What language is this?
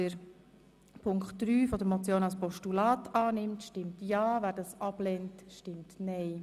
Swiss German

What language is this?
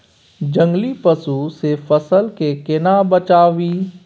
Maithili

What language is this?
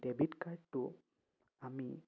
Assamese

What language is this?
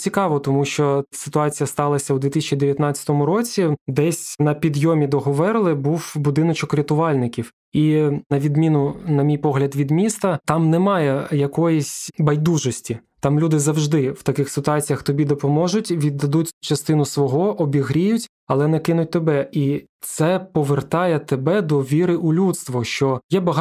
Ukrainian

